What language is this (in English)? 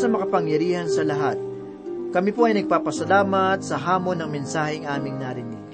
Filipino